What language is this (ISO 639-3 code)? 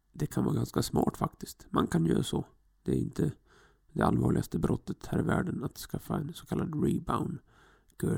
swe